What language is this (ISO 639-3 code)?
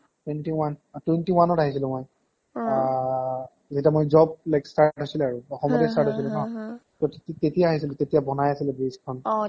asm